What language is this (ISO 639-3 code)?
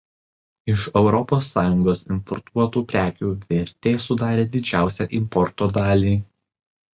lit